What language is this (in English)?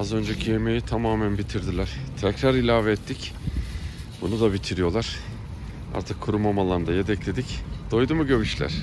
Turkish